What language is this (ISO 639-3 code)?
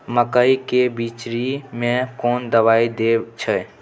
mai